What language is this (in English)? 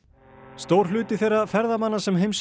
Icelandic